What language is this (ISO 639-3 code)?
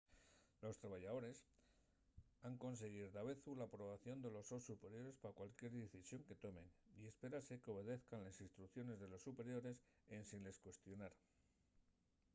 ast